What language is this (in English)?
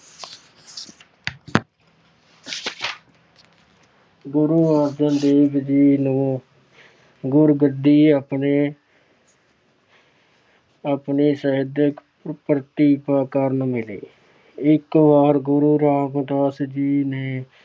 Punjabi